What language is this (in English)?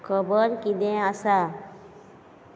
Konkani